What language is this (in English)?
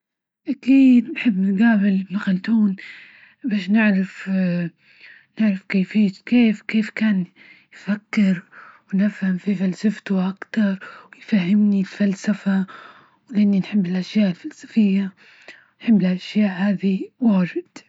Libyan Arabic